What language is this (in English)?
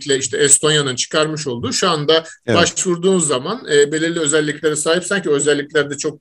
Turkish